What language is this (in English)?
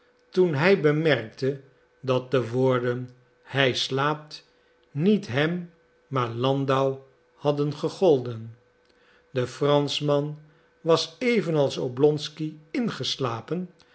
Dutch